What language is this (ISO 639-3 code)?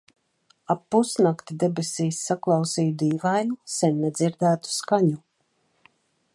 lav